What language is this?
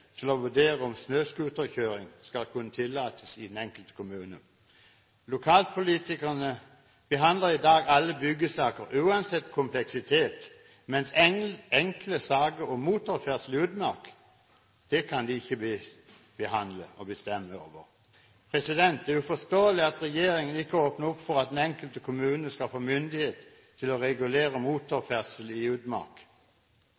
Norwegian Bokmål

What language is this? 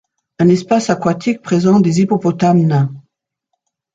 French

